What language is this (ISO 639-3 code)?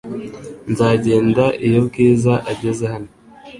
kin